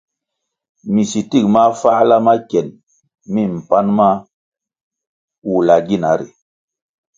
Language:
Kwasio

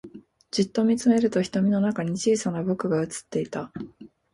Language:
Japanese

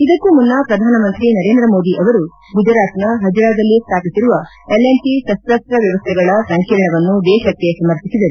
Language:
Kannada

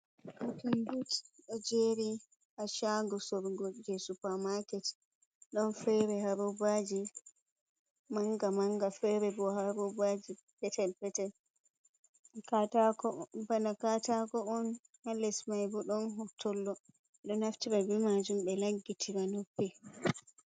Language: Fula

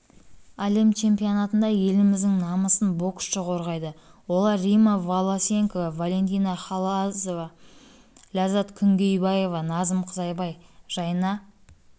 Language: Kazakh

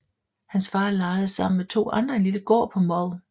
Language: Danish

